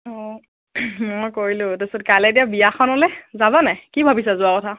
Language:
Assamese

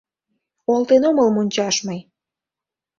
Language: Mari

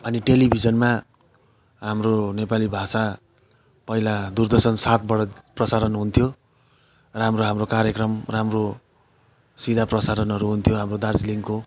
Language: Nepali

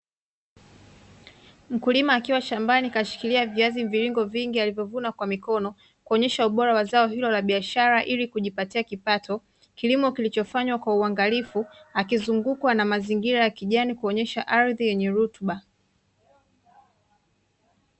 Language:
Swahili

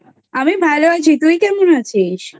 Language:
Bangla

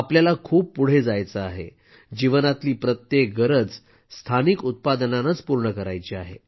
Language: Marathi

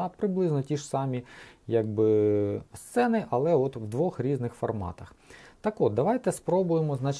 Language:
Ukrainian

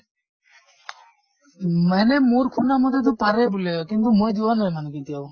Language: Assamese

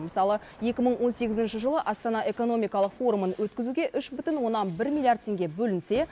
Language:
Kazakh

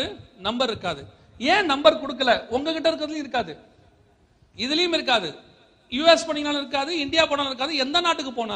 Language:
Tamil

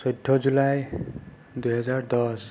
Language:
Assamese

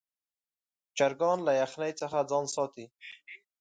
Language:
Pashto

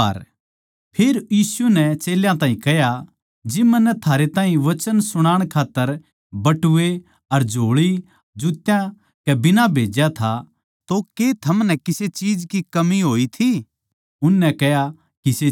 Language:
Haryanvi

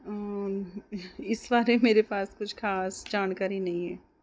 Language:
Punjabi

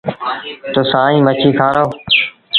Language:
Sindhi Bhil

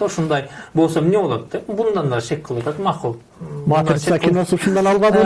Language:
Turkish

